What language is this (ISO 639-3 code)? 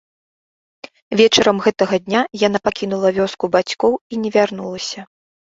bel